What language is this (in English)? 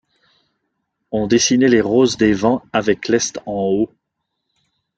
French